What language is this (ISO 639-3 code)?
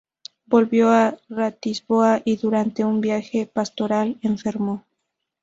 spa